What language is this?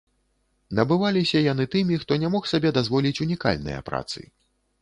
Belarusian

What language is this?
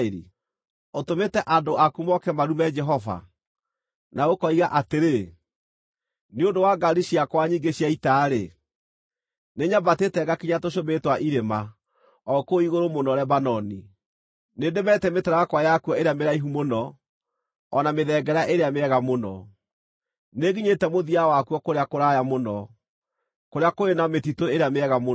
Kikuyu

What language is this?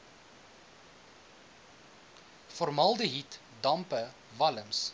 Afrikaans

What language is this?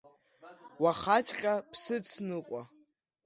Abkhazian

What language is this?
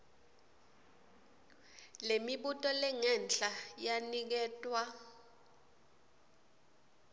Swati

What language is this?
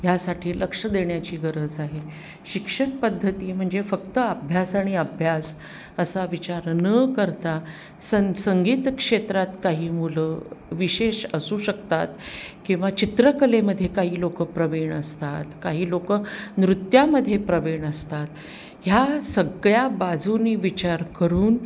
Marathi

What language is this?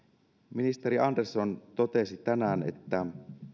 Finnish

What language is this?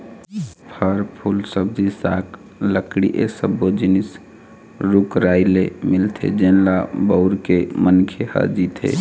Chhattisgarhi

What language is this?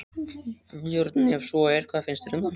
Icelandic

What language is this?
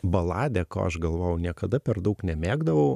Lithuanian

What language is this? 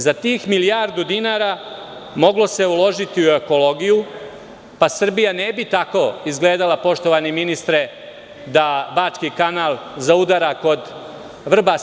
Serbian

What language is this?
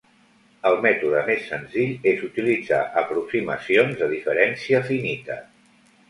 Catalan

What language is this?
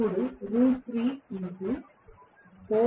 Telugu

